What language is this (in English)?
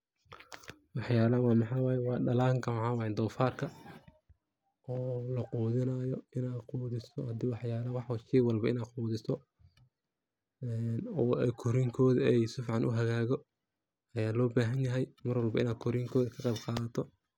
Somali